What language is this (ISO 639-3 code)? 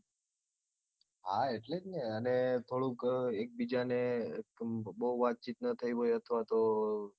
guj